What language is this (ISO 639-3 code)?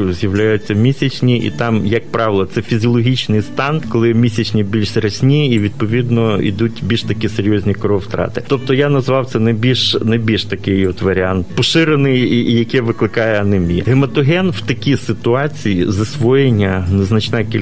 ukr